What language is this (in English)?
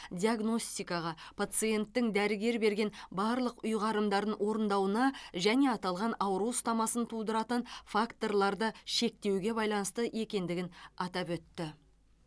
Kazakh